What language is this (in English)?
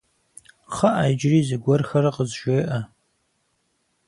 Kabardian